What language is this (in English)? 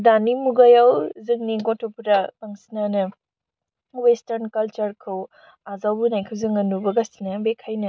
Bodo